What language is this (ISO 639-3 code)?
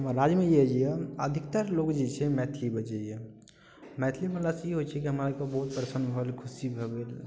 mai